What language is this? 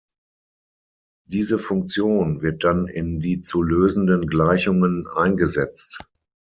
German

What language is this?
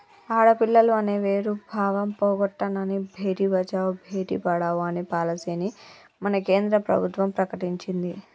Telugu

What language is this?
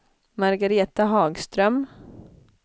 Swedish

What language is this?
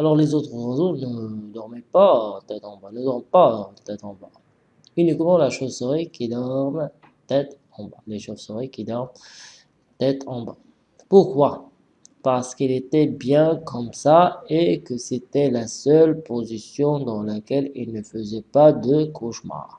French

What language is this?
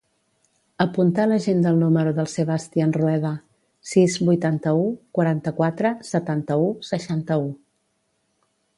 Catalan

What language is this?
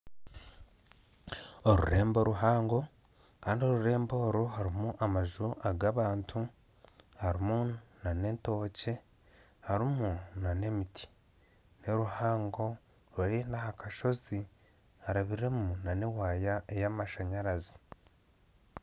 Nyankole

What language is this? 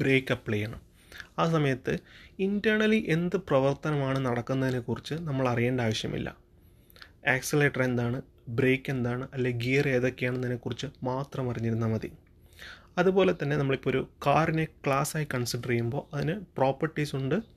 Malayalam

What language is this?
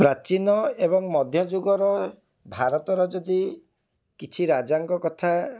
Odia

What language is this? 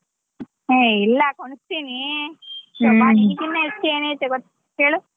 Kannada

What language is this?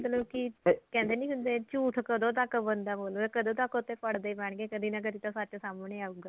Punjabi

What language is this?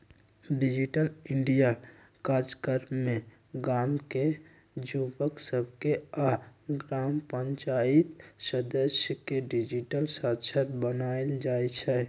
Magahi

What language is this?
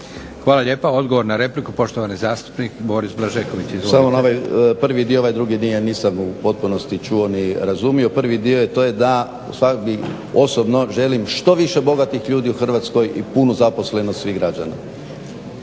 Croatian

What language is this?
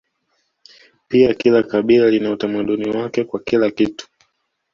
Swahili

